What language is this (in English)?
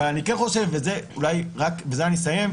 Hebrew